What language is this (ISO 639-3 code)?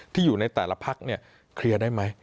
tha